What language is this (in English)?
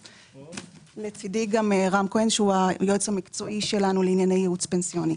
Hebrew